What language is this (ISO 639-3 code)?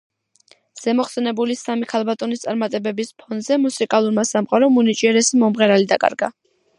kat